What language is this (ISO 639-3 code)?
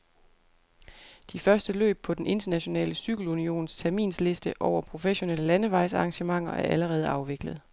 dan